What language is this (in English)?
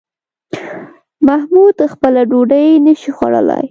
Pashto